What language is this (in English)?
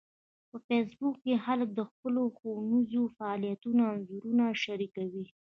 Pashto